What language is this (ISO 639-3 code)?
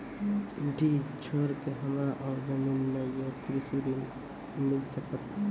mai